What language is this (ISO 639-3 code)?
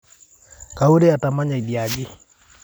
mas